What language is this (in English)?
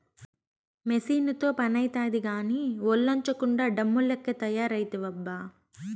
Telugu